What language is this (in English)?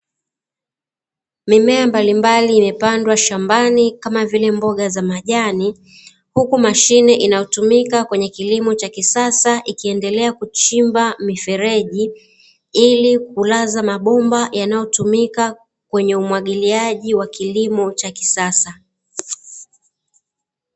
Swahili